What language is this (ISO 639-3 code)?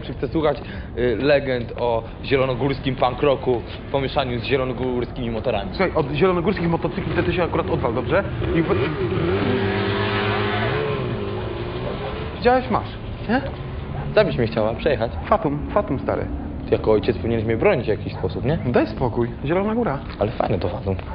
pol